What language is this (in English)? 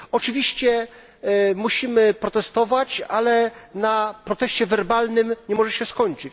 Polish